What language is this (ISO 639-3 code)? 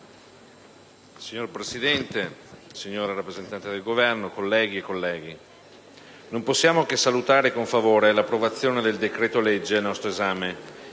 ita